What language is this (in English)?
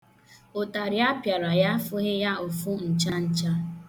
Igbo